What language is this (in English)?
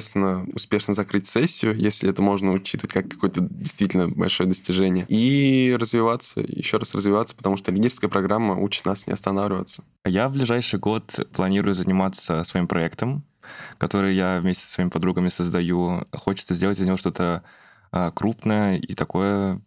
Russian